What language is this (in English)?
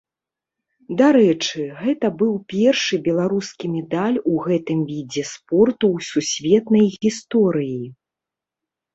Belarusian